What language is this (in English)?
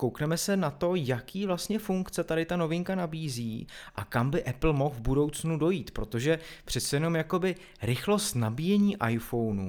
Czech